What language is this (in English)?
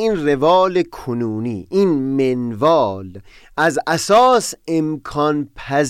Persian